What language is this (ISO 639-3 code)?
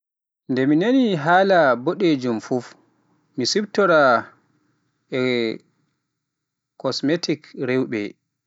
fuf